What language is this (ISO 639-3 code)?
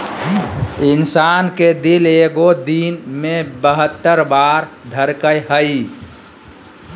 mag